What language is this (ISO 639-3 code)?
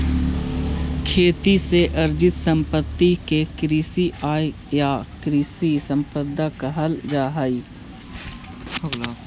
mag